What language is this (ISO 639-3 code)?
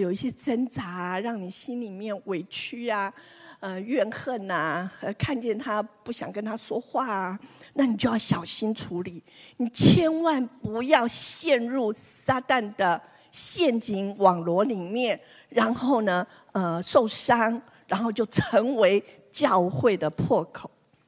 zho